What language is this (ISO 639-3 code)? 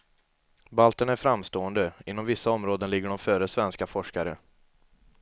swe